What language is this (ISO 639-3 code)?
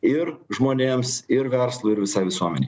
lit